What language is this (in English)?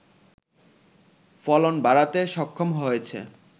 Bangla